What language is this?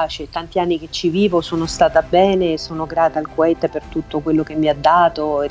Italian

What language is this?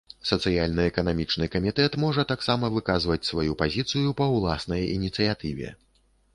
Belarusian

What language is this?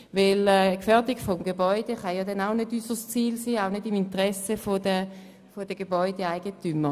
Swiss German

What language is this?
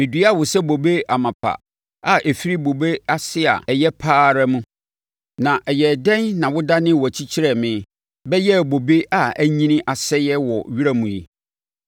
Akan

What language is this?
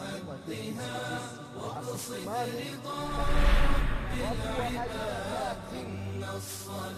Swahili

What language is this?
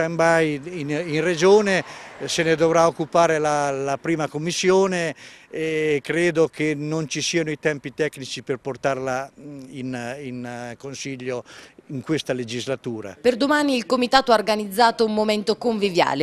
Italian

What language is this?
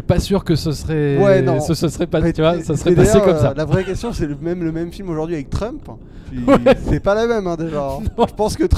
French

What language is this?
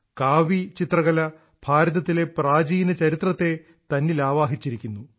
Malayalam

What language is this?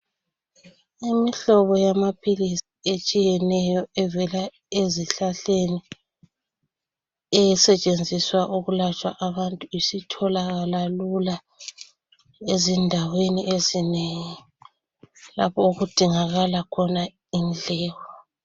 North Ndebele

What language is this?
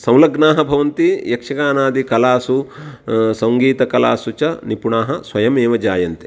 Sanskrit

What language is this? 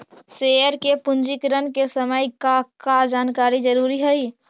Magahi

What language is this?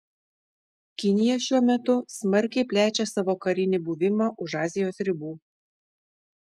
Lithuanian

